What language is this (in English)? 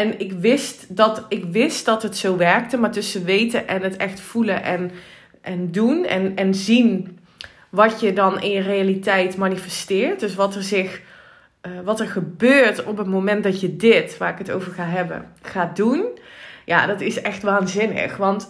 Dutch